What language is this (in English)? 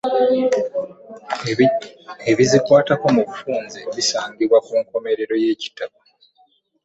Ganda